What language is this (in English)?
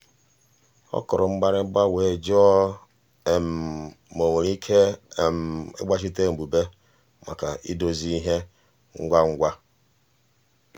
Igbo